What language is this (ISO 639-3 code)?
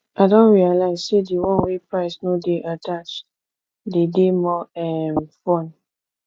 pcm